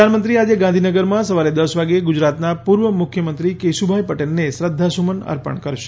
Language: Gujarati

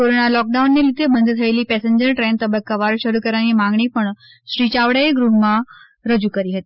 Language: Gujarati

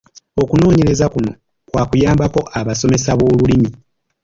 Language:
Ganda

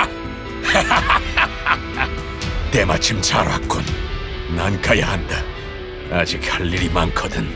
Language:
Korean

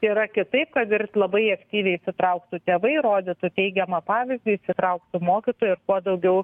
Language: Lithuanian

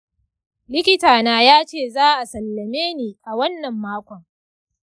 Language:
Hausa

